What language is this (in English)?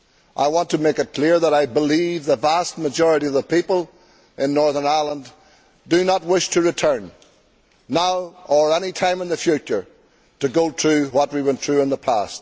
English